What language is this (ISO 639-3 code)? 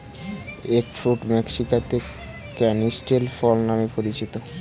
ben